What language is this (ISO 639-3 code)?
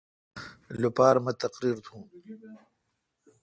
xka